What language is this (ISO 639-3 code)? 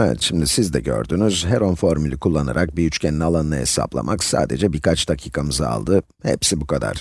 tur